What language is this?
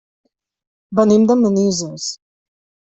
Catalan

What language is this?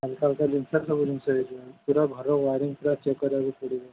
Odia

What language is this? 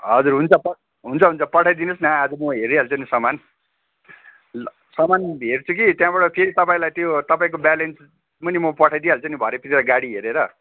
Nepali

